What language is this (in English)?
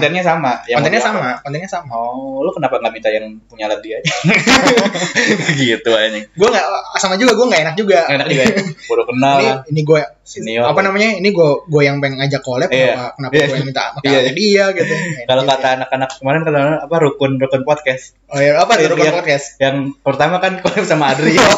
Indonesian